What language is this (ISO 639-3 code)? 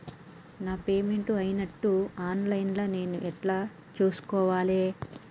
tel